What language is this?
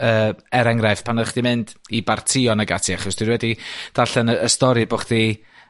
Welsh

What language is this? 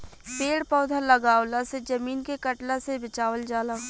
Bhojpuri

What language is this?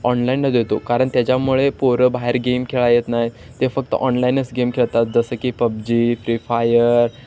Marathi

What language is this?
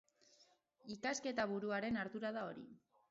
Basque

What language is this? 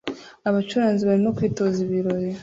Kinyarwanda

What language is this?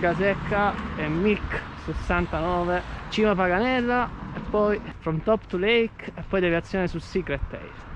Italian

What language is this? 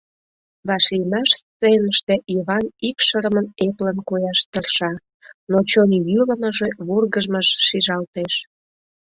Mari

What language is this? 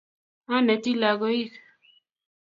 Kalenjin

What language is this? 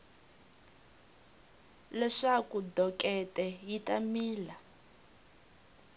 Tsonga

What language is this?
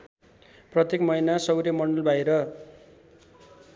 Nepali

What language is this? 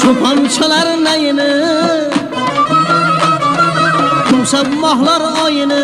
Turkish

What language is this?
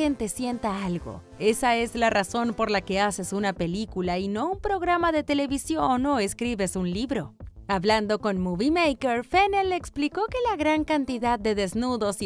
Spanish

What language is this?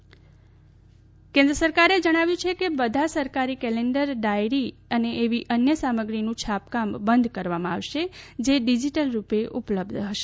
Gujarati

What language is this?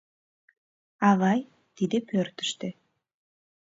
Mari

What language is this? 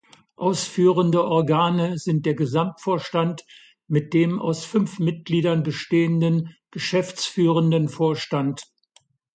German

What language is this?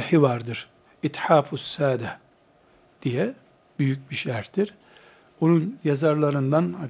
Turkish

